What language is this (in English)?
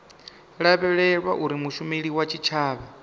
Venda